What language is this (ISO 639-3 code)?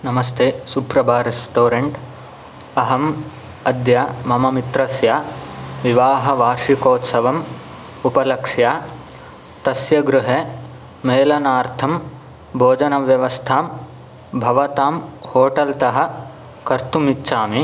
san